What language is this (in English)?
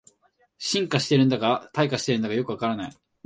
Japanese